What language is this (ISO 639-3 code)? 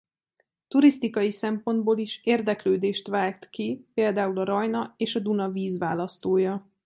hun